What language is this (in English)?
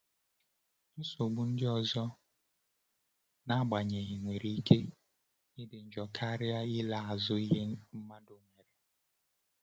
Igbo